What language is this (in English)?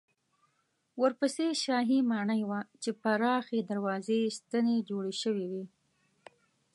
Pashto